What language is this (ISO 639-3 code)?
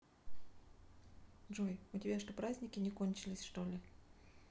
rus